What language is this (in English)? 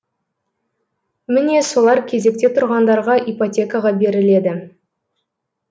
Kazakh